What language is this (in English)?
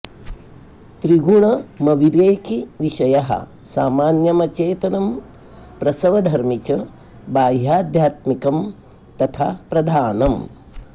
Sanskrit